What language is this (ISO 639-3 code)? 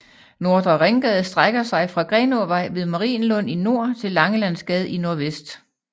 dan